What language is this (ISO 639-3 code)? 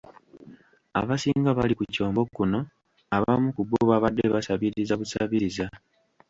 lug